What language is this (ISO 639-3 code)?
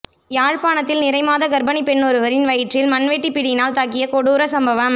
tam